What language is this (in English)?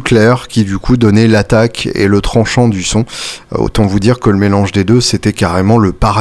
French